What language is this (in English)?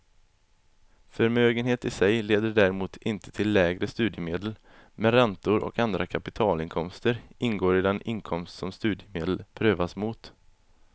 Swedish